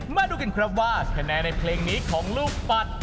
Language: Thai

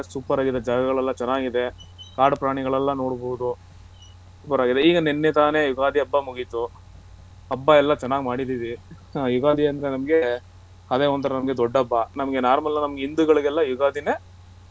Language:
Kannada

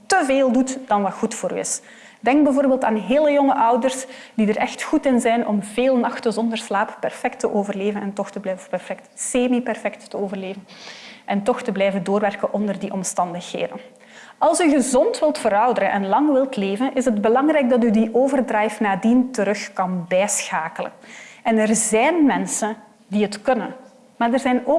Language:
Dutch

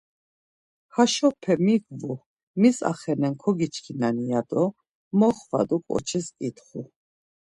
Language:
Laz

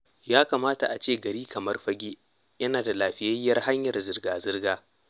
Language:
Hausa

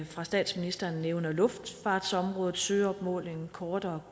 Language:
Danish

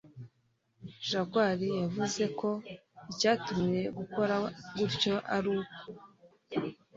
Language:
Kinyarwanda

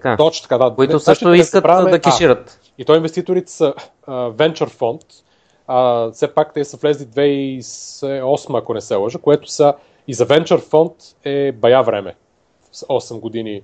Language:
Bulgarian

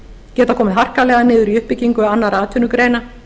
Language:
Icelandic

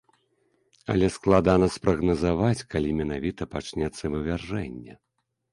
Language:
Belarusian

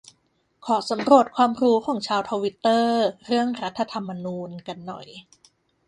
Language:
Thai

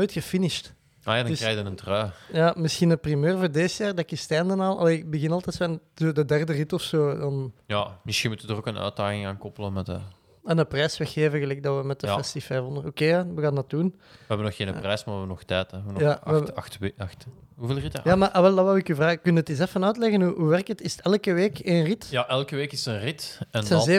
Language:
Dutch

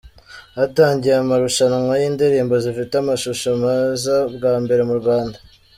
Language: Kinyarwanda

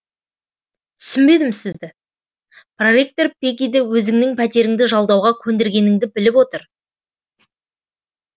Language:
Kazakh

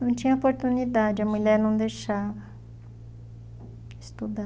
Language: Portuguese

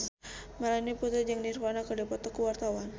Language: Sundanese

